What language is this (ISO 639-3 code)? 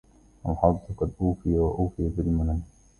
ara